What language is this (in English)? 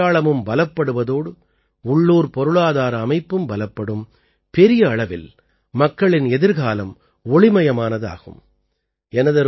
Tamil